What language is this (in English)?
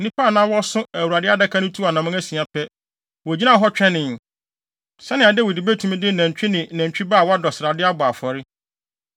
Akan